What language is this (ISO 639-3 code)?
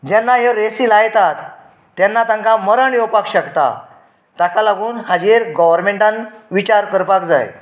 kok